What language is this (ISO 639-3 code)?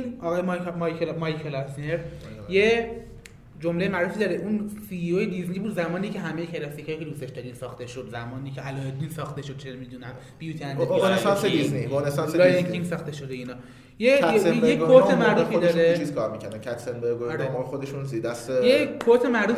fas